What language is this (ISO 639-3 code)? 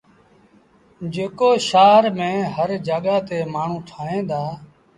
sbn